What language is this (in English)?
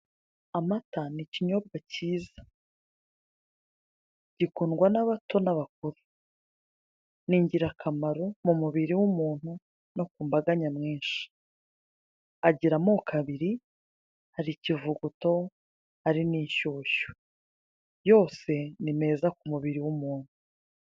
Kinyarwanda